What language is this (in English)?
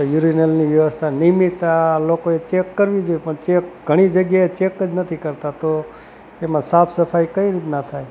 Gujarati